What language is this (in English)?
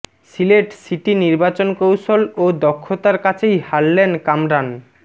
Bangla